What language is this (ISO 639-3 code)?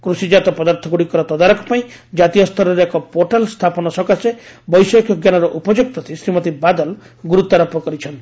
ori